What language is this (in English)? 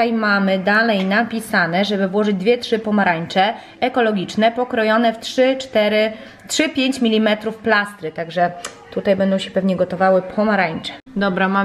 Polish